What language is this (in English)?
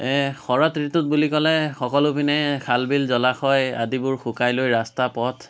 Assamese